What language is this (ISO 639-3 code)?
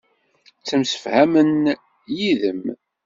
kab